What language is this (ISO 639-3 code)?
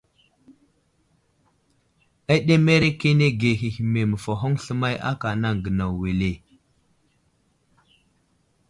udl